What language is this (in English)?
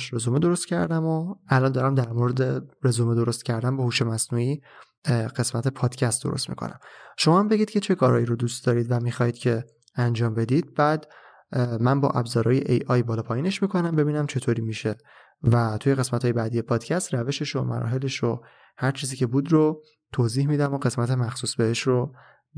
Persian